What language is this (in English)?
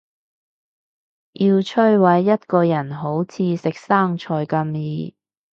Cantonese